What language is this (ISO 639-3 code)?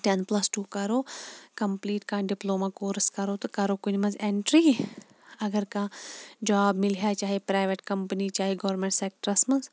kas